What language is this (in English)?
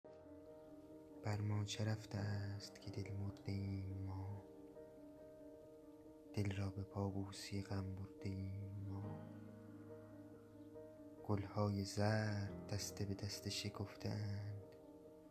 Persian